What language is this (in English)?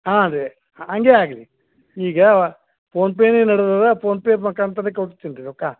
Kannada